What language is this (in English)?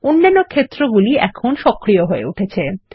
Bangla